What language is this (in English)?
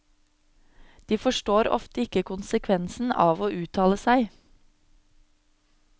Norwegian